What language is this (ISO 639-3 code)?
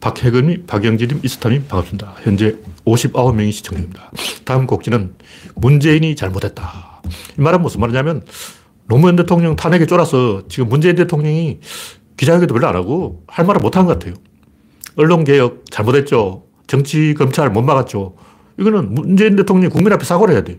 kor